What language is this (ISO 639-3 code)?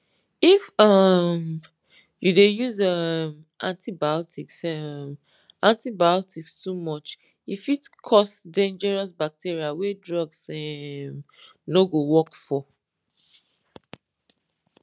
pcm